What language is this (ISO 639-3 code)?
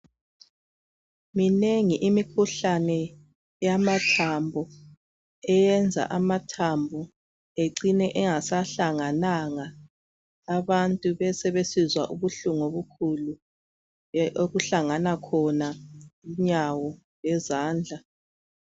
nde